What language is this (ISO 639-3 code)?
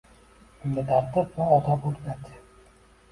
uzb